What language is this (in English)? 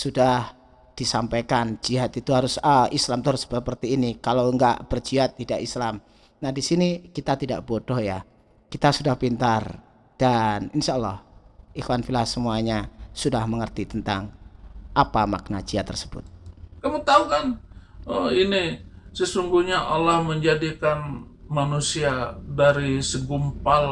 Indonesian